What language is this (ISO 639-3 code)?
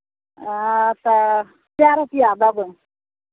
mai